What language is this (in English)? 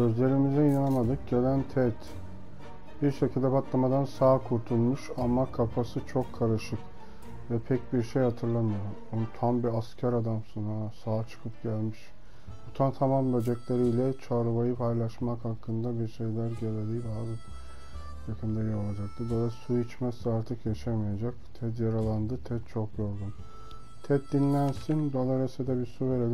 Turkish